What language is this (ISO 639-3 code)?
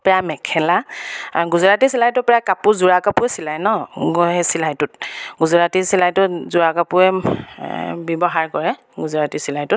asm